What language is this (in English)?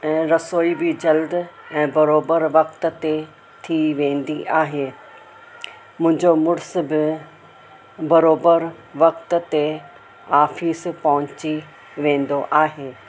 Sindhi